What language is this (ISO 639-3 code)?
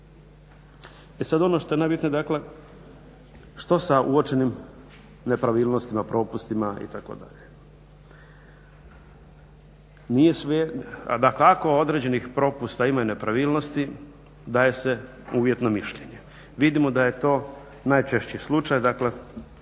hrv